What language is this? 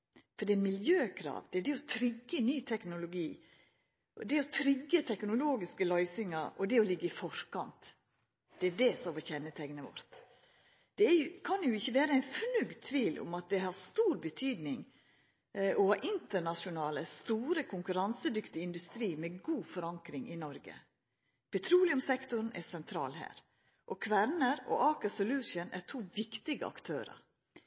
Norwegian Nynorsk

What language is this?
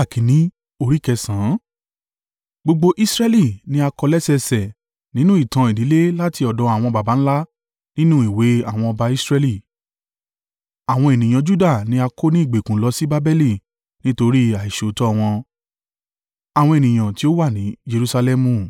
Yoruba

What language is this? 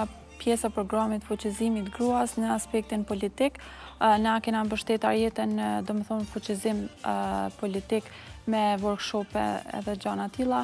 Romanian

